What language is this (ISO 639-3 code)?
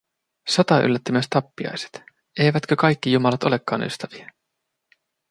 fin